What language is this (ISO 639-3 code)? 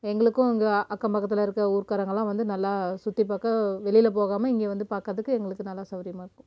tam